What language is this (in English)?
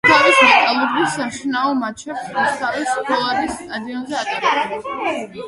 Georgian